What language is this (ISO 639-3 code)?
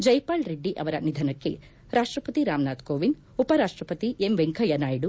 kan